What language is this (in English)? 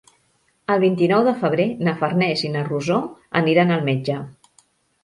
Catalan